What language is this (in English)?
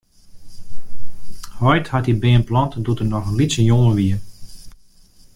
Western Frisian